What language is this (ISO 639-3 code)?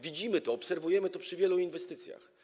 pol